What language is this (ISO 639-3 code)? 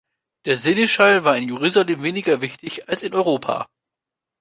deu